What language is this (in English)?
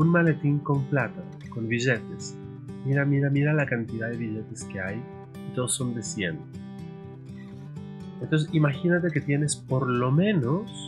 Spanish